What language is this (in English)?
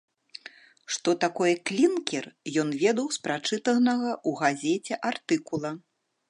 Belarusian